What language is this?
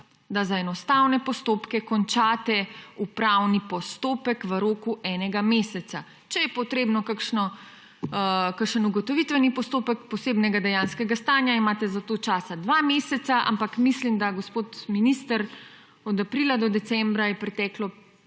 Slovenian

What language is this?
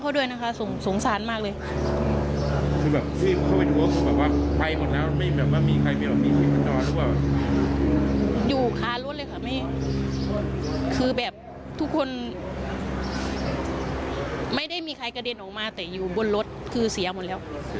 Thai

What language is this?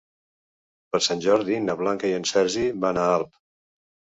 Catalan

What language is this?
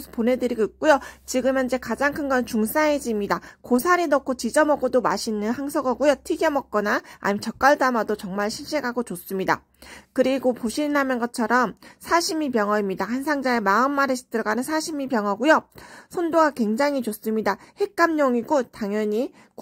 Korean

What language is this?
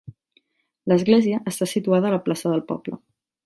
Catalan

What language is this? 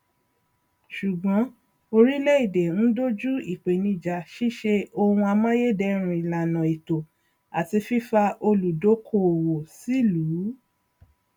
Yoruba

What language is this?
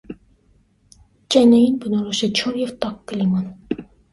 Armenian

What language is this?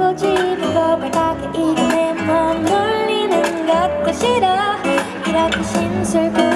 Korean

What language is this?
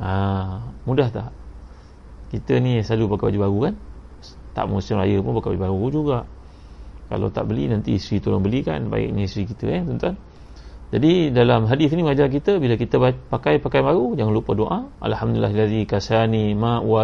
Malay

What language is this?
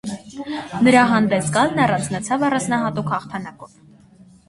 Armenian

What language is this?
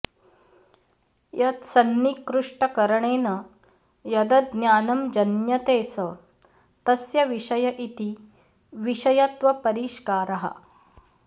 Sanskrit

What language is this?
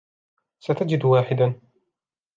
Arabic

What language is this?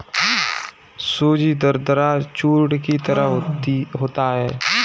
Hindi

